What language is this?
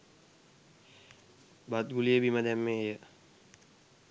Sinhala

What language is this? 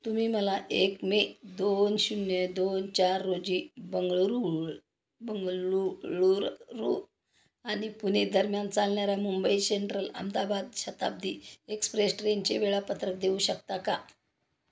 Marathi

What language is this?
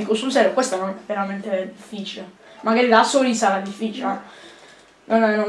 Italian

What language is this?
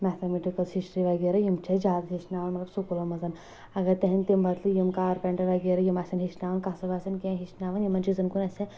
Kashmiri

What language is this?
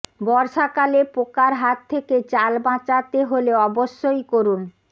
Bangla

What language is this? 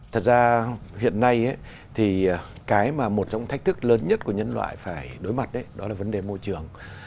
Vietnamese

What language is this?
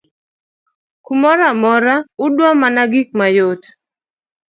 Luo (Kenya and Tanzania)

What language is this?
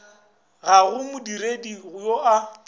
Northern Sotho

